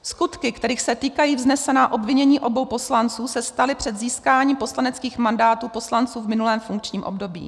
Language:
Czech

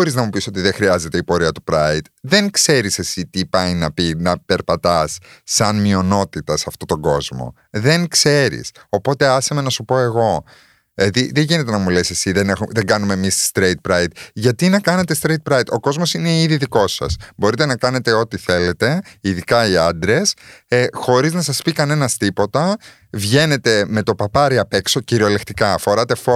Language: Greek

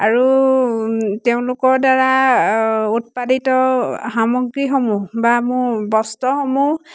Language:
Assamese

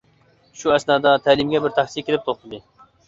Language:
Uyghur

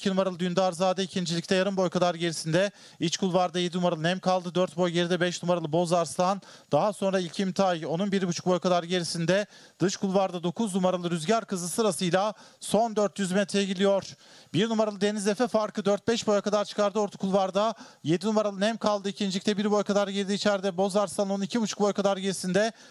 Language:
Turkish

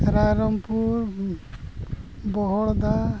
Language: Santali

